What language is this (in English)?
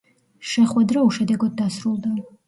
Georgian